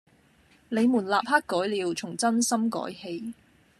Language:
Cantonese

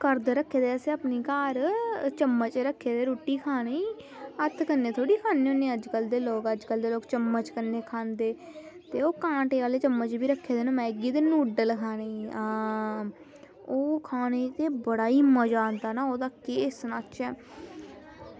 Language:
Dogri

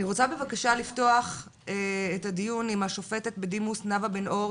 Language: Hebrew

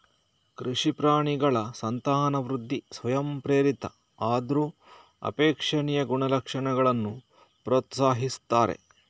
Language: Kannada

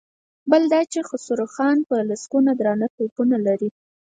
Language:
Pashto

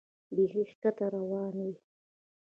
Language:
Pashto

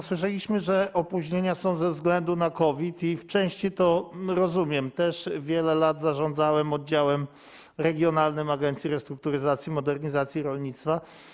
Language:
Polish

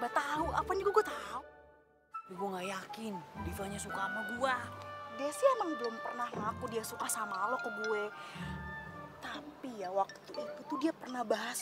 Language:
Indonesian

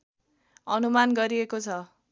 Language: Nepali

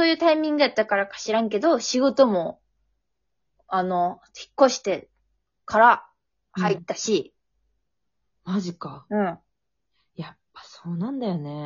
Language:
Japanese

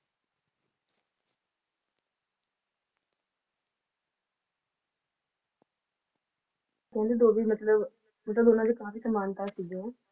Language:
Punjabi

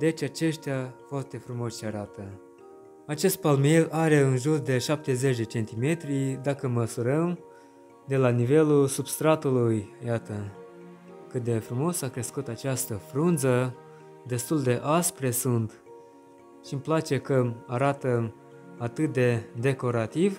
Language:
Romanian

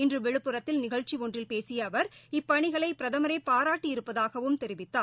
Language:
Tamil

